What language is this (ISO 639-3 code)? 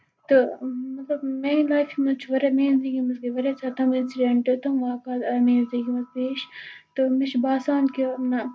kas